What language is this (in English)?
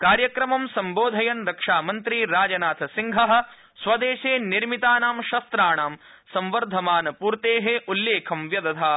Sanskrit